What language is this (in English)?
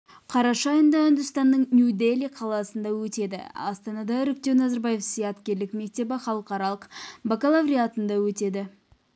Kazakh